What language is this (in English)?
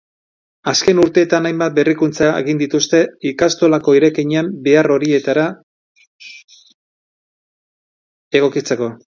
Basque